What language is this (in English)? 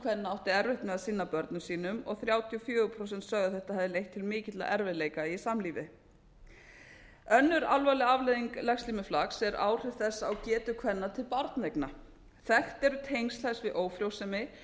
Icelandic